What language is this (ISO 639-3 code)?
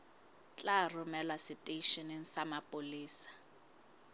sot